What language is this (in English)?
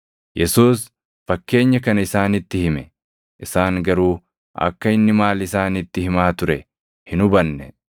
Oromo